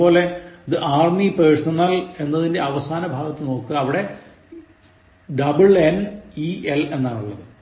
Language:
Malayalam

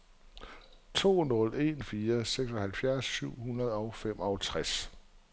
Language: Danish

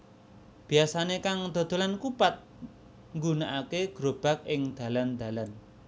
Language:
Javanese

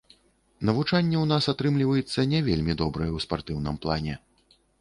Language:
Belarusian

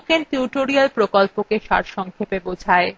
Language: Bangla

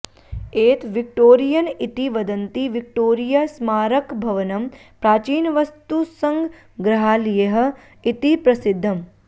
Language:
Sanskrit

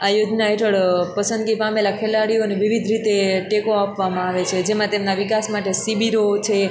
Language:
Gujarati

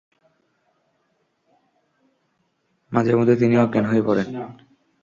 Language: Bangla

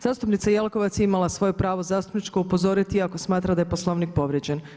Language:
Croatian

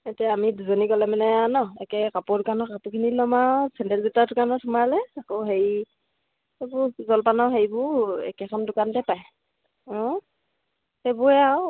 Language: Assamese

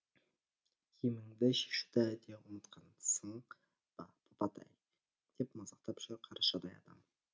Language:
Kazakh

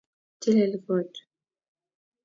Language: Kalenjin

